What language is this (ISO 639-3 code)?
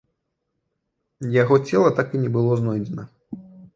bel